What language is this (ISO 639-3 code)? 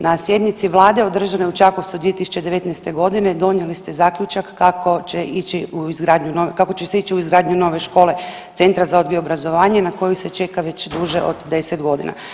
hrv